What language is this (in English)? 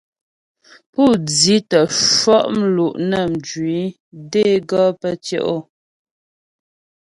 Ghomala